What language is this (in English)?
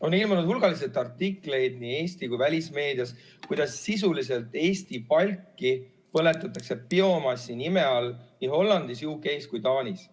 Estonian